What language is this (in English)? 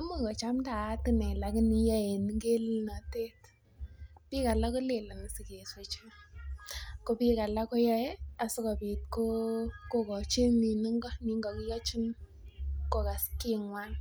Kalenjin